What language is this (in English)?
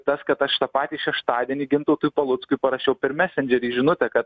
Lithuanian